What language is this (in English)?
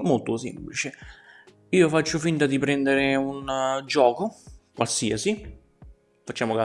Italian